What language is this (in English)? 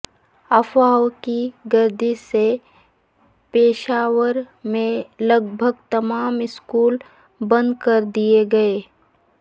Urdu